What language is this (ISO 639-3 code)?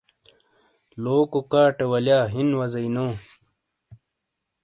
scl